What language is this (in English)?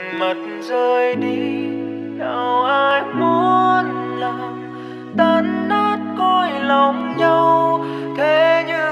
Vietnamese